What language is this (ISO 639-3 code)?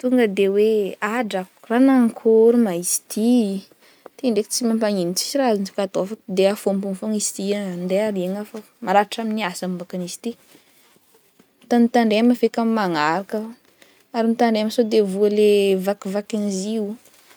bmm